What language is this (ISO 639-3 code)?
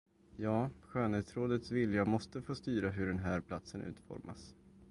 swe